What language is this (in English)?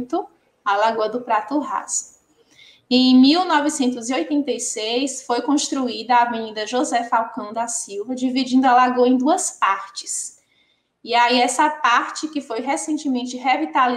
Portuguese